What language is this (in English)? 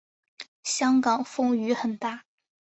Chinese